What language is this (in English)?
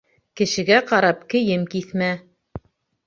Bashkir